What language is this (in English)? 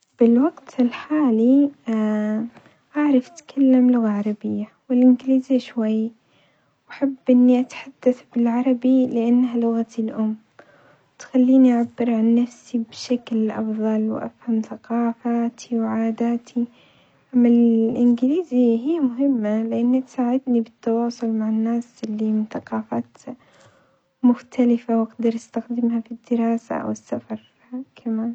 Omani Arabic